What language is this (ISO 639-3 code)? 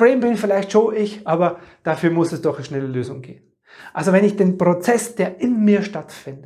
deu